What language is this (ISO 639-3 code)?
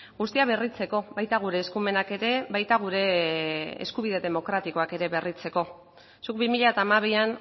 eus